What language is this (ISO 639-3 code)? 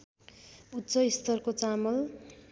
nep